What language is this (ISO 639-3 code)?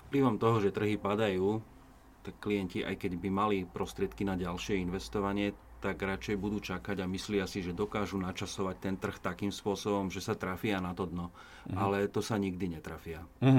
slk